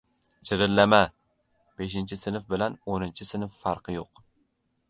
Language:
Uzbek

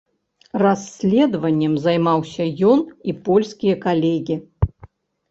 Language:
Belarusian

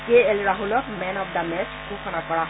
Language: Assamese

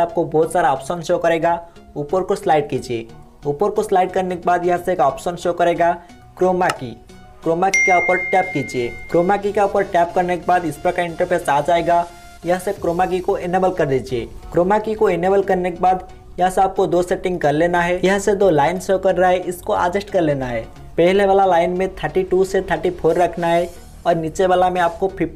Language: Hindi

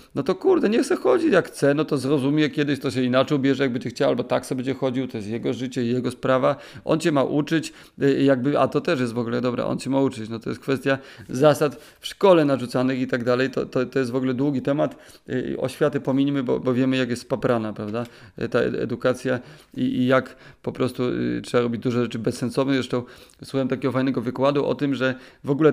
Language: Polish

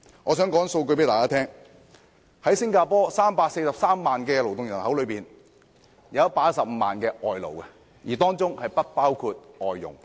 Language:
Cantonese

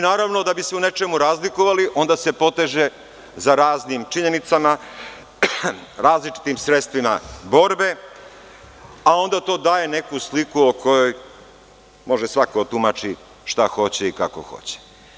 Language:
Serbian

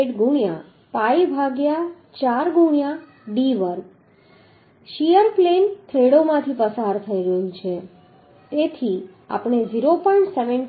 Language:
Gujarati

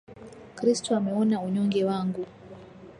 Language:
Swahili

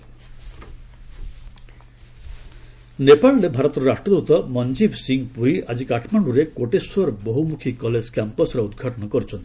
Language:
Odia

